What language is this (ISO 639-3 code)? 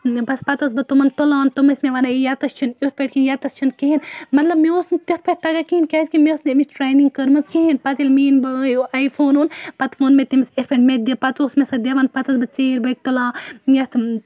kas